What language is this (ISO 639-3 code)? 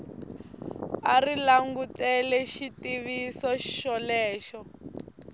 tso